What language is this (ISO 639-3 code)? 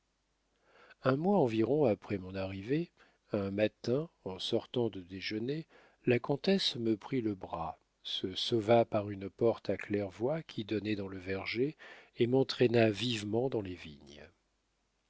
fra